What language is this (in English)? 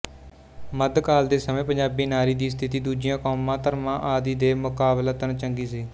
Punjabi